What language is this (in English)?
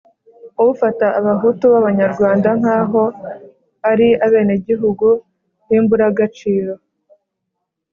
Kinyarwanda